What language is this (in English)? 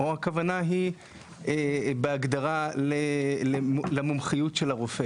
Hebrew